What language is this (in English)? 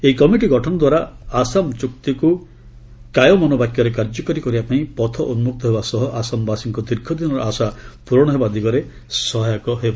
Odia